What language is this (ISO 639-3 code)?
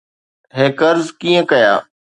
snd